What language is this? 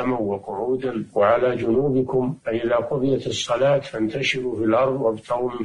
Arabic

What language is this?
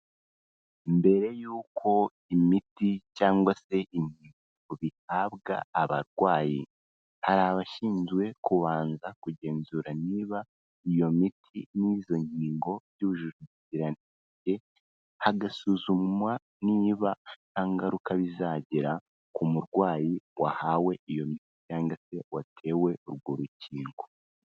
Kinyarwanda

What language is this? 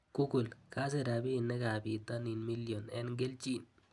Kalenjin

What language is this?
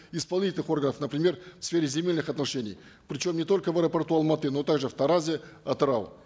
Kazakh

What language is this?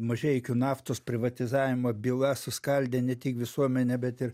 Lithuanian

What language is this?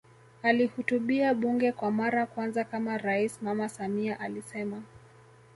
Swahili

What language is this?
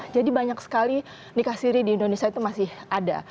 Indonesian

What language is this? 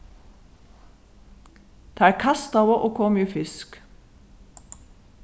Faroese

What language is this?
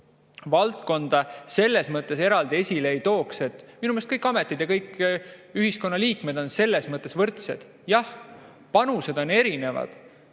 Estonian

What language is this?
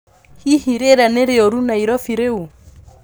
Kikuyu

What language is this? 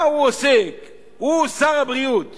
Hebrew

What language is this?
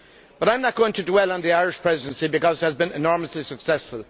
English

